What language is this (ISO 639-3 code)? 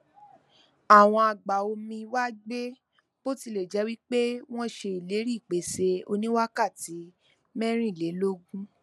yor